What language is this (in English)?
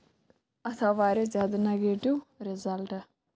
Kashmiri